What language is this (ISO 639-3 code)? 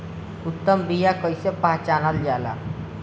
bho